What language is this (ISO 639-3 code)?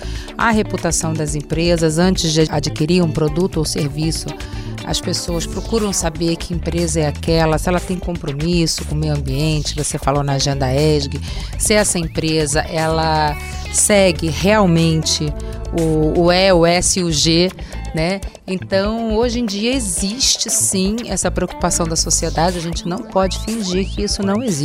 por